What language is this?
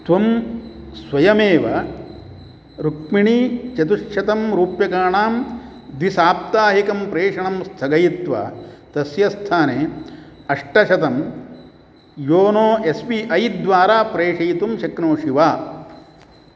Sanskrit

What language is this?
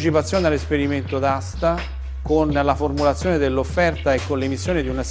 Italian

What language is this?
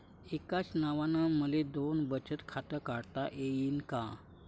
Marathi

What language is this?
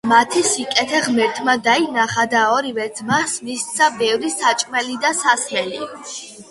Georgian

